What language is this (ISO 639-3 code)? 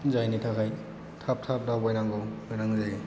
brx